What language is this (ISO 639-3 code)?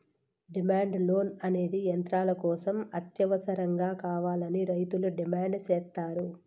tel